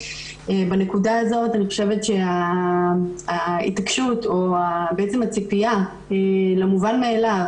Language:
Hebrew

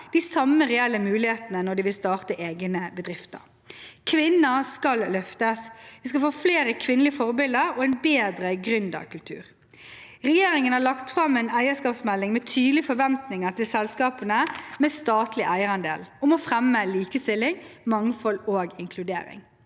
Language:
Norwegian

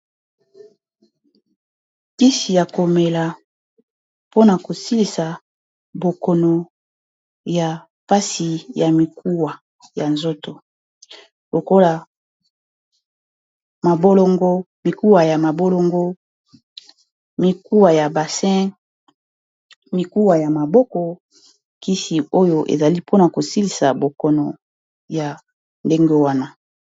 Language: Lingala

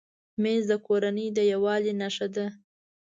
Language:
Pashto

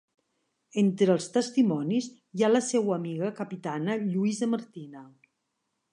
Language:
Catalan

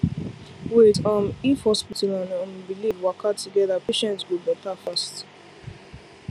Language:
Nigerian Pidgin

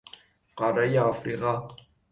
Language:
Persian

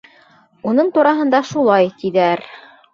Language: Bashkir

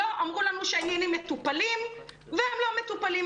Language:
Hebrew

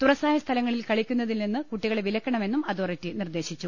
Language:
Malayalam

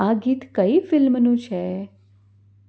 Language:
Gujarati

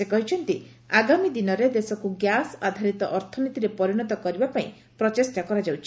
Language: Odia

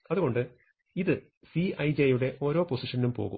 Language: Malayalam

